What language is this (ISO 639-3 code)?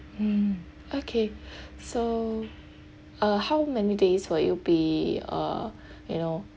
eng